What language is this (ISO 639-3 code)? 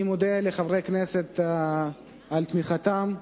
heb